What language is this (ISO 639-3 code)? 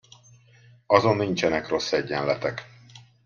hun